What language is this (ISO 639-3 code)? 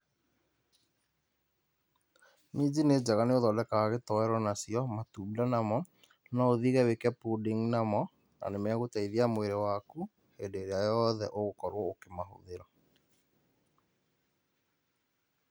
kik